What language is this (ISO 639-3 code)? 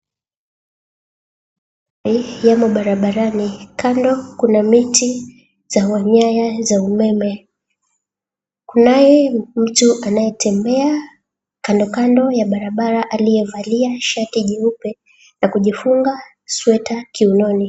swa